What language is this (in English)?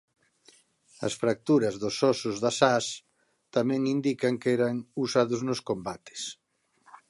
Galician